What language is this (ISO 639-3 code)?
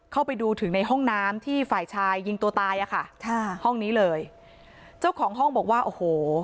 tha